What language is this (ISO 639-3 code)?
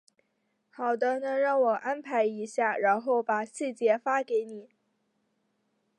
zho